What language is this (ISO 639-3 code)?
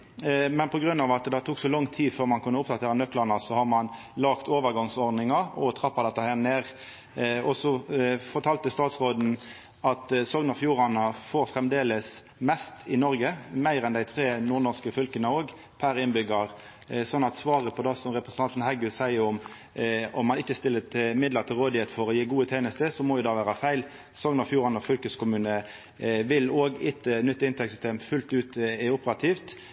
nno